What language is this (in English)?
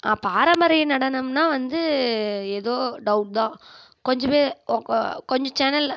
Tamil